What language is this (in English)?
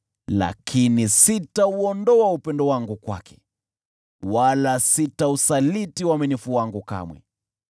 Swahili